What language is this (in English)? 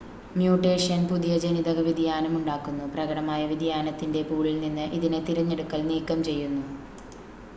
Malayalam